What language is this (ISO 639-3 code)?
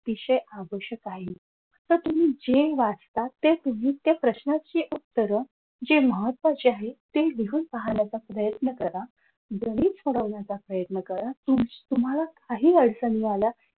mar